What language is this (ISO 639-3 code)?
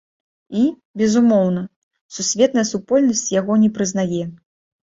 bel